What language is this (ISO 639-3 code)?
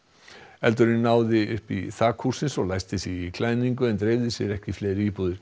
isl